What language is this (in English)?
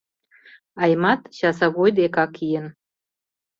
Mari